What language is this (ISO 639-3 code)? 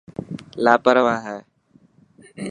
mki